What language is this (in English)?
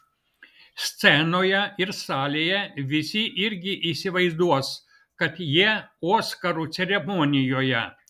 Lithuanian